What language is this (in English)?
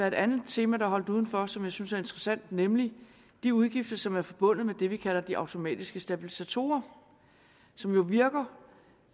Danish